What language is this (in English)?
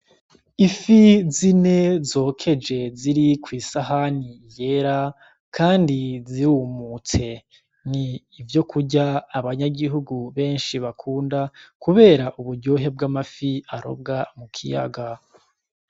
Rundi